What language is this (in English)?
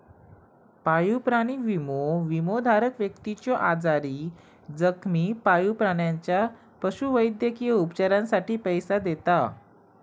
Marathi